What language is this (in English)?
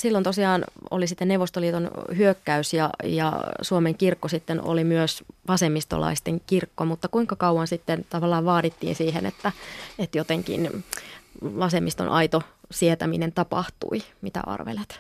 Finnish